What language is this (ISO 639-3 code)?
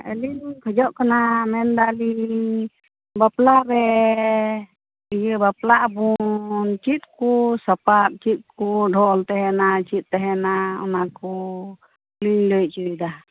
sat